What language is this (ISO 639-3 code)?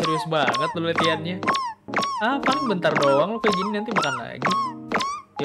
ind